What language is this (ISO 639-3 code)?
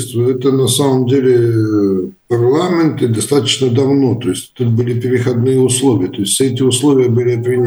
rus